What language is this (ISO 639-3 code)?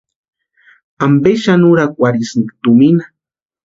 pua